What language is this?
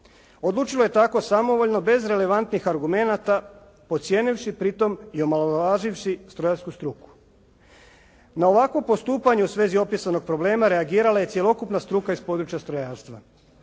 Croatian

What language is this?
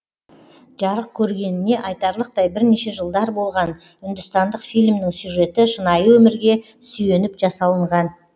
Kazakh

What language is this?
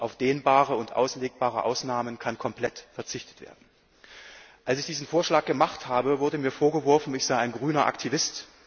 German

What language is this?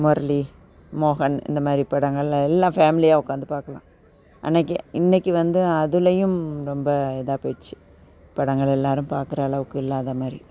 Tamil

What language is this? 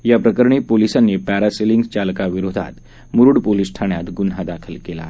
Marathi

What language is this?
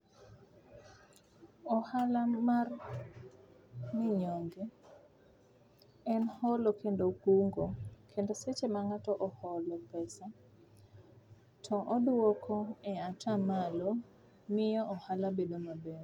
Luo (Kenya and Tanzania)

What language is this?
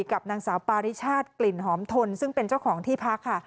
Thai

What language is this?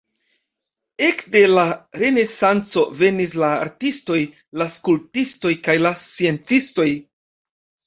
Esperanto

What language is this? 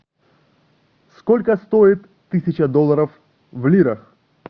Russian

